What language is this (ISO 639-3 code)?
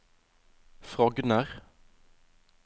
nor